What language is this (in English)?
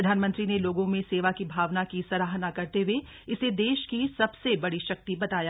Hindi